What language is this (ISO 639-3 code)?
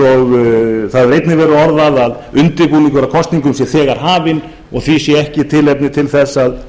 isl